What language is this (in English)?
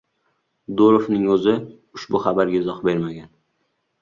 Uzbek